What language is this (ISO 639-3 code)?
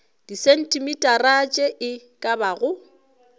nso